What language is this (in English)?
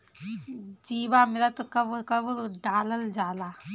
Bhojpuri